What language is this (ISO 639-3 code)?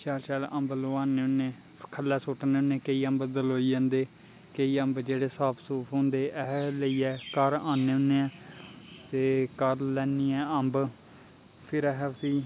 doi